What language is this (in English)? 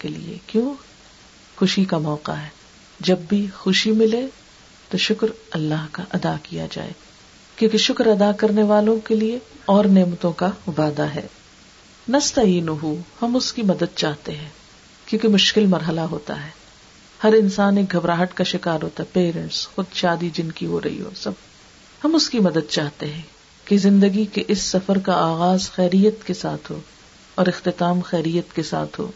Urdu